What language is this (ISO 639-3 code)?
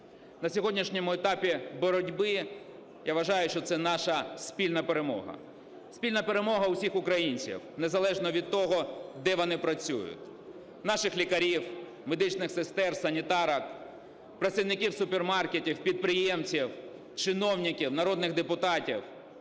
ukr